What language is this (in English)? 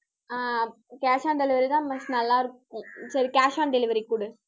Tamil